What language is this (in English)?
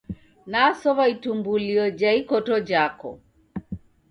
Taita